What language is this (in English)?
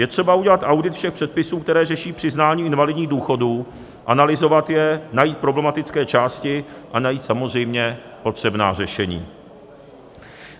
Czech